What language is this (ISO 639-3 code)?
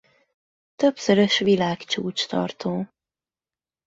hun